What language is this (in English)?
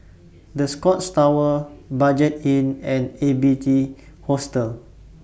English